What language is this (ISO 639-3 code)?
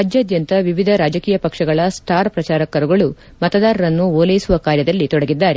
kan